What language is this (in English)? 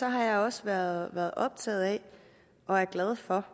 Danish